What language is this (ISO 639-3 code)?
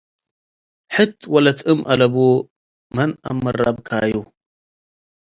tig